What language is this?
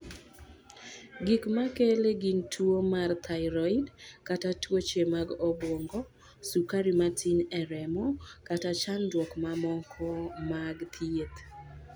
Luo (Kenya and Tanzania)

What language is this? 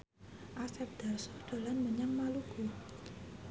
Javanese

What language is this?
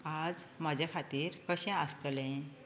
Konkani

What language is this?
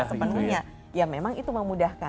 Indonesian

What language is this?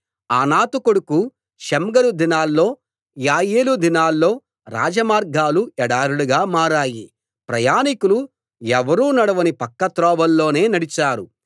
Telugu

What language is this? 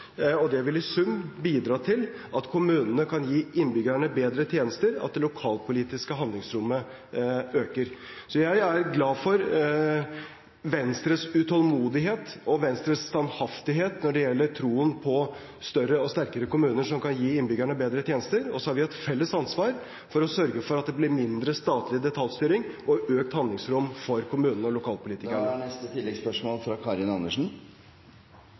Norwegian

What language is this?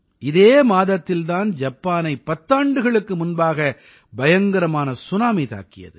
Tamil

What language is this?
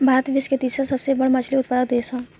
Bhojpuri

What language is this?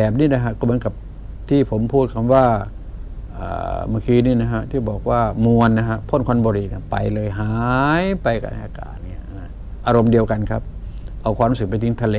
Thai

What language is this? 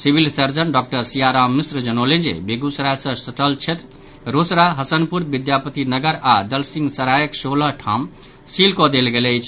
Maithili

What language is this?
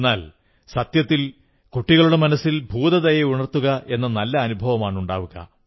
Malayalam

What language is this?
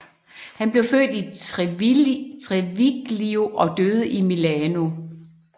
Danish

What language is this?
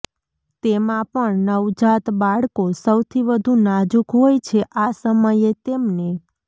Gujarati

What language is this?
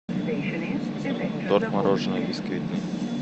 Russian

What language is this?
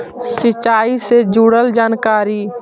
Magahi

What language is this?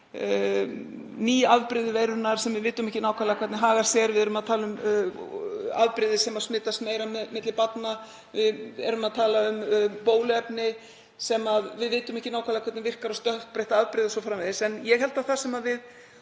Icelandic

